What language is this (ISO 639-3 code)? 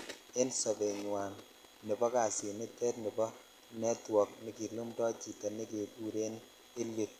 kln